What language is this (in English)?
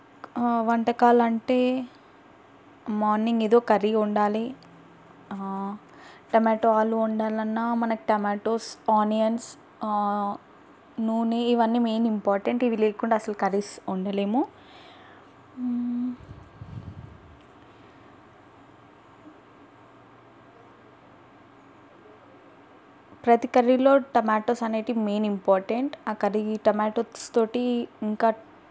Telugu